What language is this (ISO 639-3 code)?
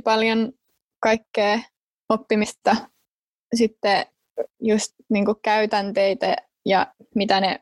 fin